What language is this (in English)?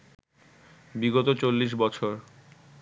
Bangla